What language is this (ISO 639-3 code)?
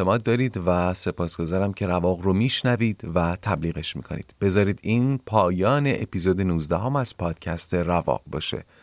fas